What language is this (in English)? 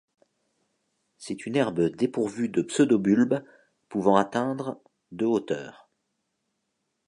French